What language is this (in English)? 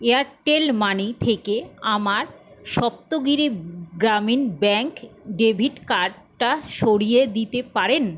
Bangla